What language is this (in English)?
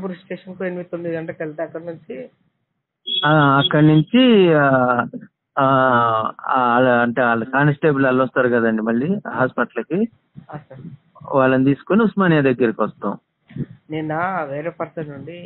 Telugu